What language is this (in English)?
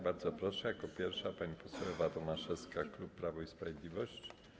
Polish